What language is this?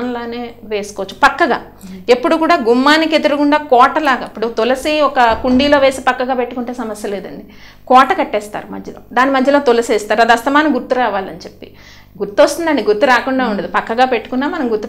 Telugu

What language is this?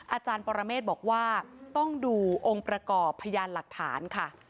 Thai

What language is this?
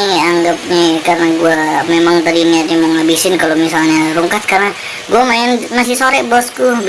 Indonesian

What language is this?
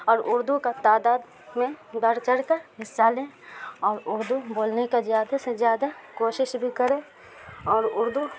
Urdu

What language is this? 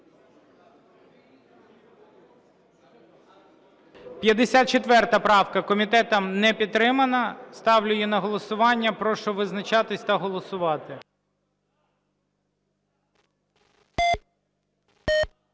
Ukrainian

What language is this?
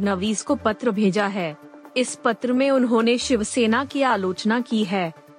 Hindi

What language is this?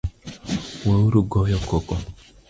Luo (Kenya and Tanzania)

